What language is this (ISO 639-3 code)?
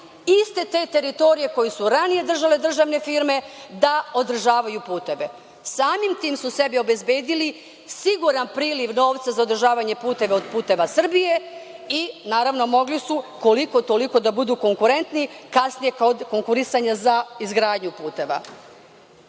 srp